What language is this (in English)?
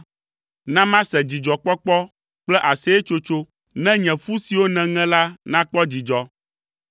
Ewe